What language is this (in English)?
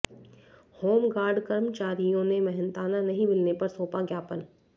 Hindi